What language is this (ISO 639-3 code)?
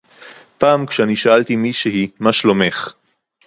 heb